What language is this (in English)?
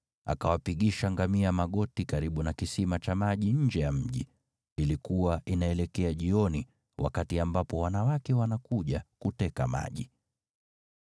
Swahili